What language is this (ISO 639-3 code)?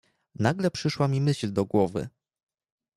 pol